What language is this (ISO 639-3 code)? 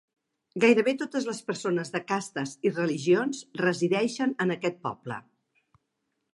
cat